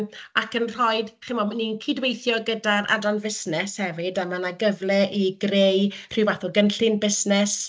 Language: Welsh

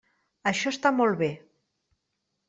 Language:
Catalan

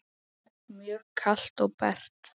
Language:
Icelandic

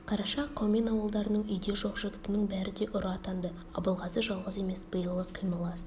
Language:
Kazakh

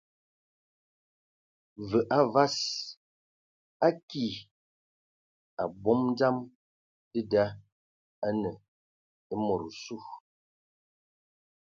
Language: Ewondo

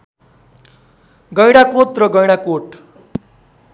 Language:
Nepali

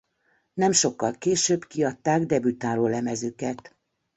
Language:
Hungarian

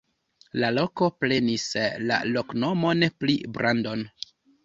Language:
Esperanto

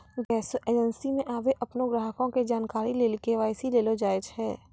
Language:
Maithili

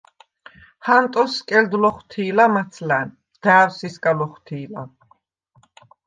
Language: Svan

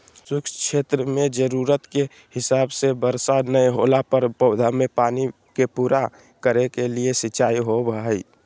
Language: Magahi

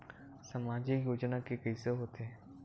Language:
Chhattisgarhi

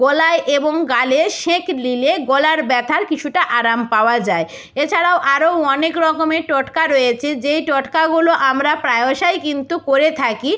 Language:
Bangla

